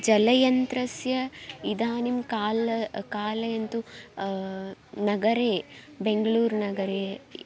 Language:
Sanskrit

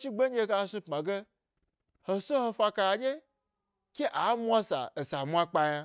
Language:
Gbari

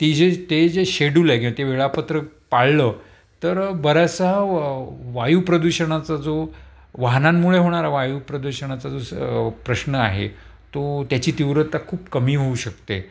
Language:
Marathi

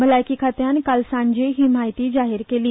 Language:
Konkani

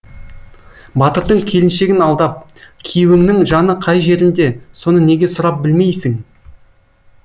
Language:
Kazakh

